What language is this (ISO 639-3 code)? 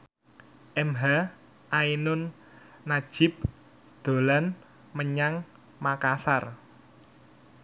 jav